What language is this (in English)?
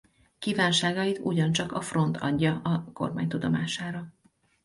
Hungarian